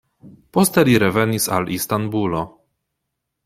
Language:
Esperanto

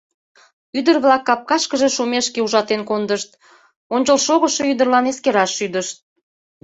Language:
Mari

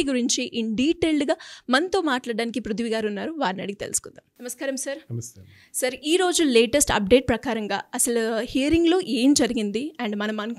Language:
Telugu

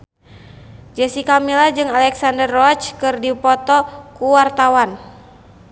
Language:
Sundanese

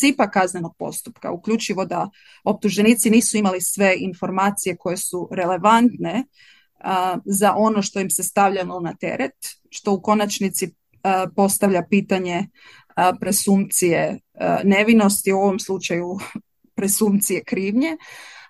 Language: Croatian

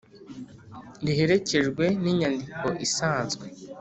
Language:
Kinyarwanda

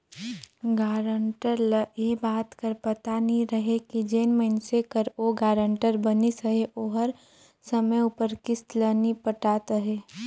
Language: Chhattisgarhi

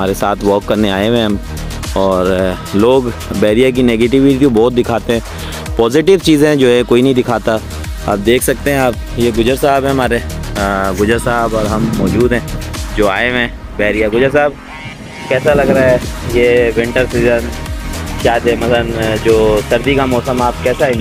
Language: Hindi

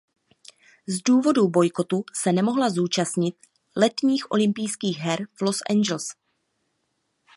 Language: Czech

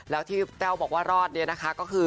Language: Thai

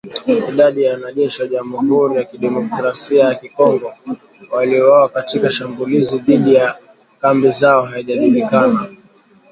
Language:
Swahili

